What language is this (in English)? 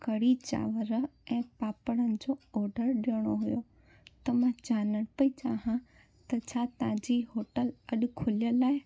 Sindhi